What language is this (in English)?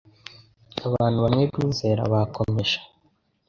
Kinyarwanda